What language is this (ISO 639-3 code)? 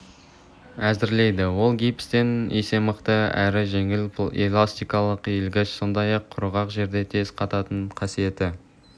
kaz